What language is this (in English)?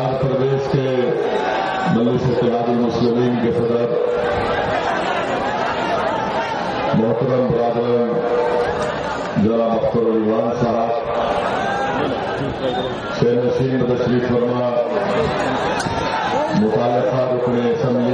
Urdu